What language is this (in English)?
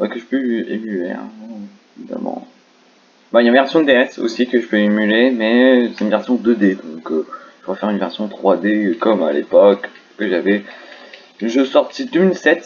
French